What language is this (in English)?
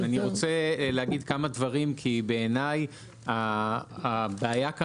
Hebrew